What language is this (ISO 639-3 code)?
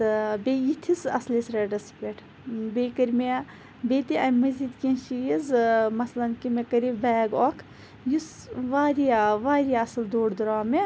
kas